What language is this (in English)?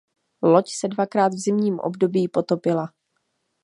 Czech